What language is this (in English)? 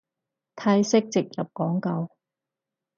Cantonese